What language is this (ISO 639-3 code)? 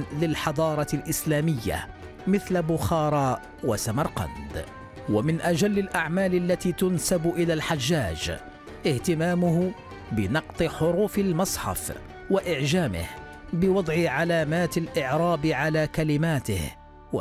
ara